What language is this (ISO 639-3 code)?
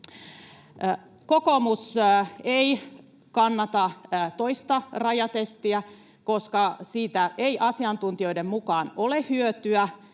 fin